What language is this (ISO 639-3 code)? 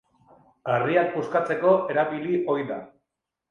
eus